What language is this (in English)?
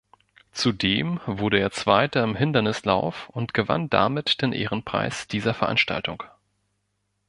German